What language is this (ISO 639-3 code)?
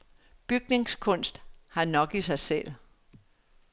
dan